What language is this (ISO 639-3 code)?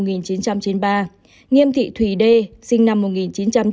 vie